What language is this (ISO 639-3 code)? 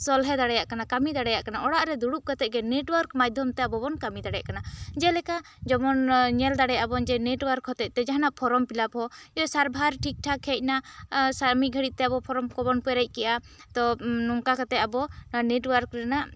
sat